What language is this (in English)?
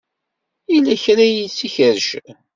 Kabyle